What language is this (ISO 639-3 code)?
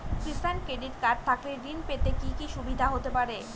ben